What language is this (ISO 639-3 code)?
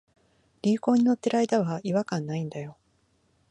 jpn